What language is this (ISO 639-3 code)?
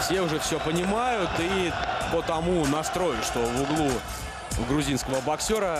rus